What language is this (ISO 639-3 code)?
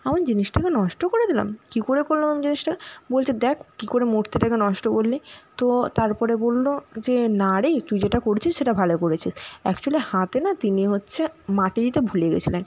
ben